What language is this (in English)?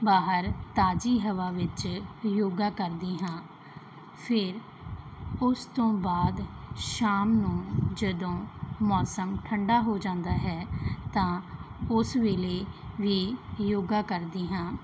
Punjabi